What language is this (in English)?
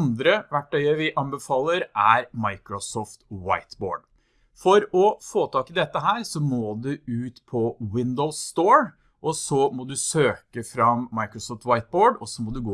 Norwegian